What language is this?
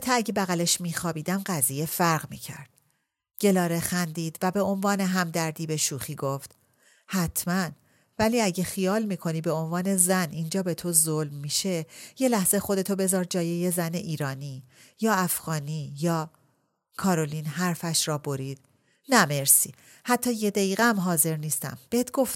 Persian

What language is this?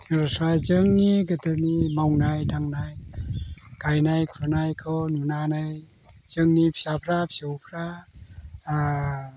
Bodo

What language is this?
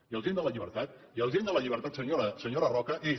Catalan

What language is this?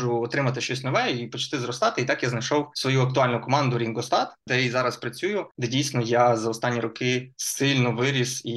Ukrainian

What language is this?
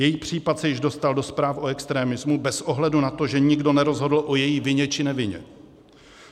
Czech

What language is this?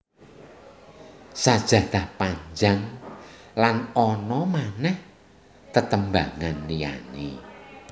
Javanese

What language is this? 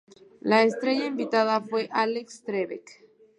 Spanish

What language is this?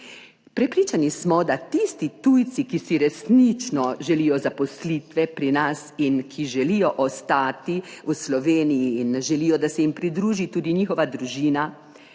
Slovenian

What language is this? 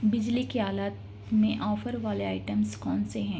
Urdu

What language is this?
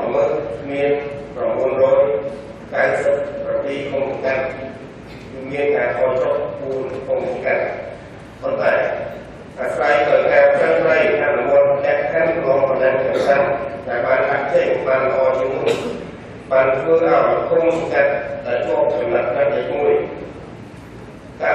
Greek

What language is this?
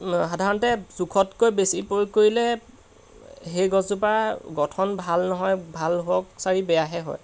Assamese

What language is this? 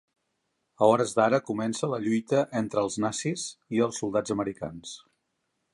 Catalan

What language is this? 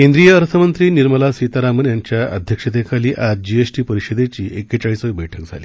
Marathi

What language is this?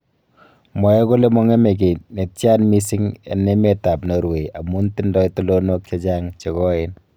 Kalenjin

